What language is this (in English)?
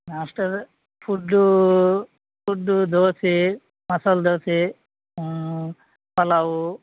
Kannada